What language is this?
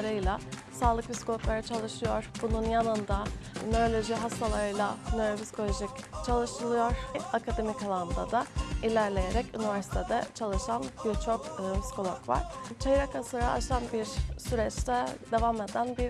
Turkish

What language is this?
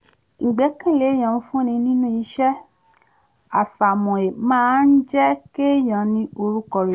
Yoruba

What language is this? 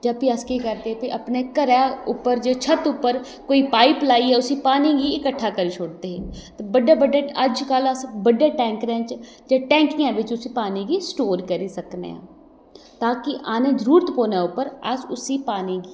Dogri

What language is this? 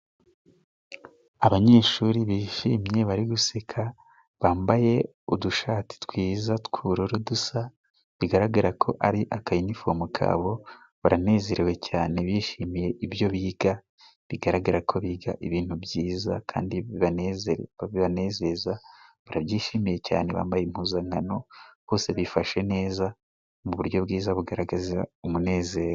Kinyarwanda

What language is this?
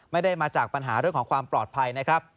Thai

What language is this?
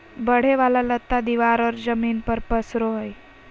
Magahi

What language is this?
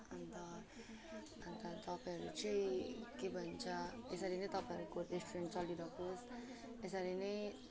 Nepali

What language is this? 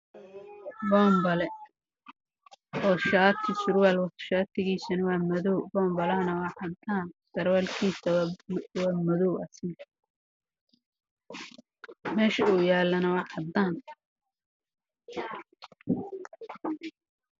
Somali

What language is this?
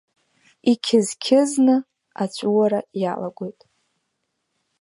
Abkhazian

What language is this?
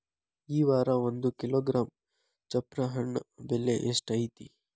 Kannada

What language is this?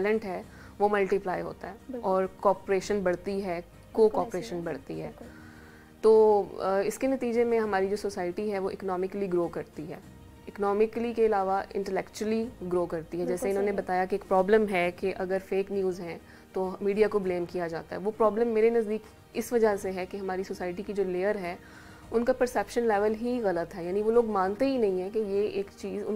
Hindi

